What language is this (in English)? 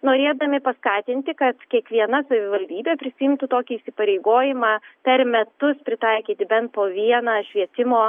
Lithuanian